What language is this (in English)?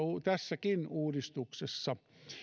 Finnish